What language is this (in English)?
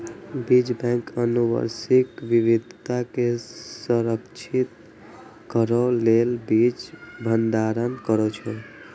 Maithili